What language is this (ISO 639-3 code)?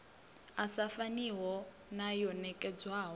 ven